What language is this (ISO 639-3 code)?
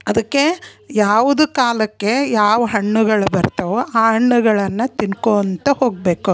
kan